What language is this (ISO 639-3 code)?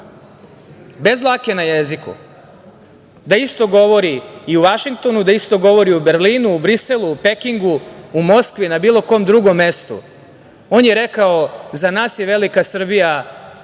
srp